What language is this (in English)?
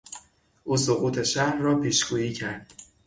Persian